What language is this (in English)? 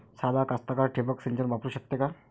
Marathi